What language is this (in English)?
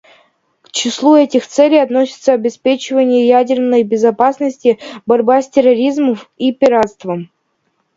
Russian